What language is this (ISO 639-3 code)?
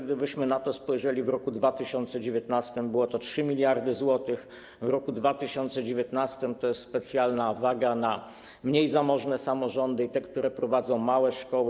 pol